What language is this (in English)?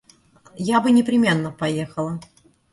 Russian